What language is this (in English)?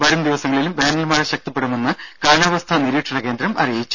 Malayalam